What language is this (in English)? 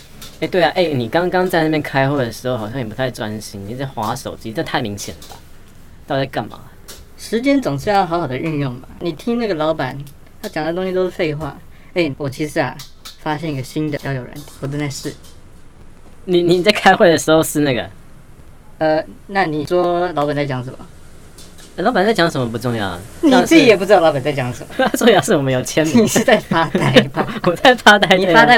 Chinese